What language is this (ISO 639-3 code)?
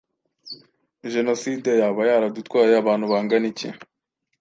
kin